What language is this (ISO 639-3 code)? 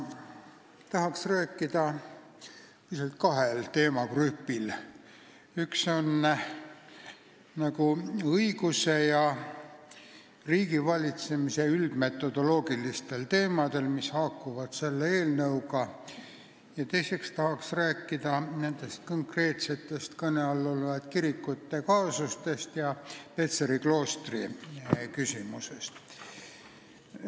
est